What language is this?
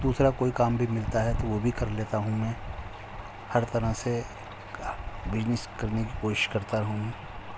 Urdu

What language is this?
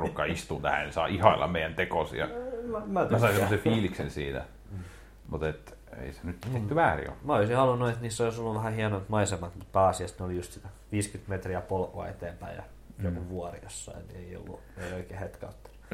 Finnish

